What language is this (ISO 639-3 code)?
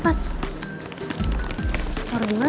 ind